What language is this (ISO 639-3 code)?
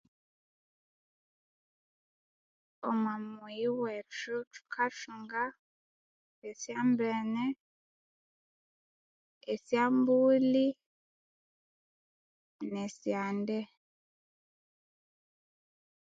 koo